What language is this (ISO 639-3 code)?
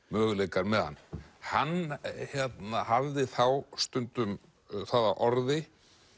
isl